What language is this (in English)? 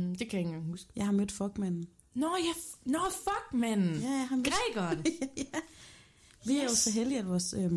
Danish